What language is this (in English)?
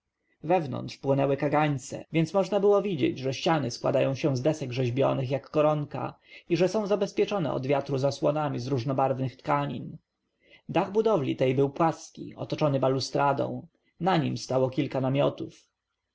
Polish